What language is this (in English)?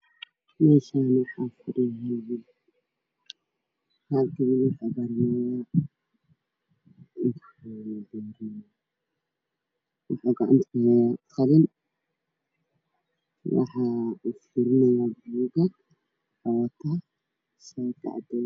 Somali